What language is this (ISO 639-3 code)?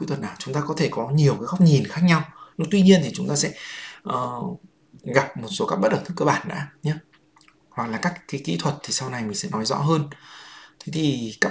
vie